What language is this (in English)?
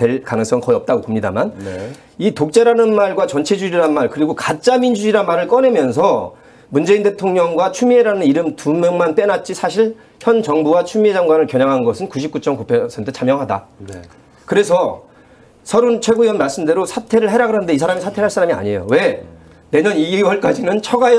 Korean